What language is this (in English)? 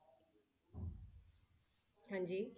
Punjabi